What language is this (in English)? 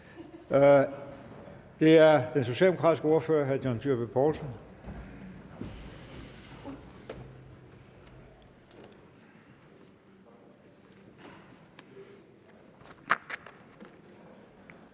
Danish